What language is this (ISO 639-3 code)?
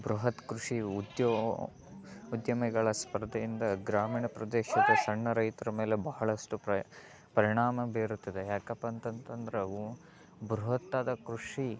kan